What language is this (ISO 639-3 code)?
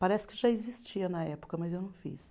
por